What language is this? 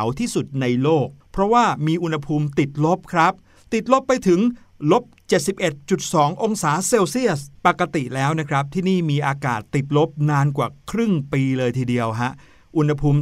Thai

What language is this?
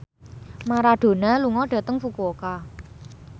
Javanese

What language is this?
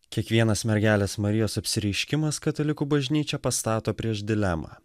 Lithuanian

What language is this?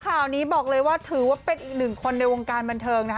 Thai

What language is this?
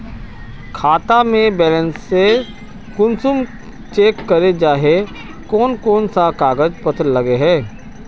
Magahi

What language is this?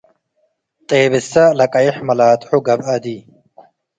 Tigre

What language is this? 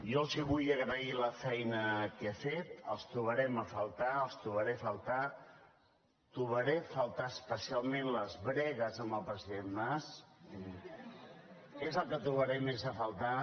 Catalan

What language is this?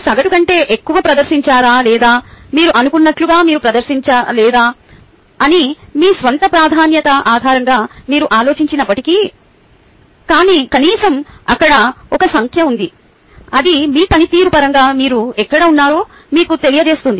Telugu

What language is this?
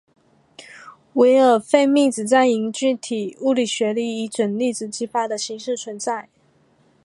Chinese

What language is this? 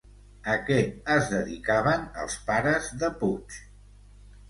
Catalan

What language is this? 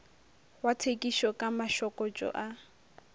Northern Sotho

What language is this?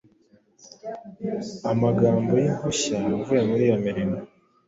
Kinyarwanda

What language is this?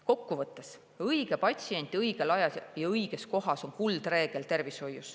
Estonian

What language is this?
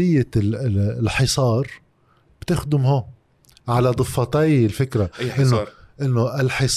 Arabic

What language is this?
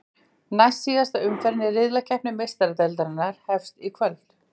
Icelandic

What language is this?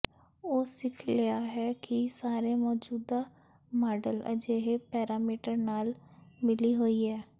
Punjabi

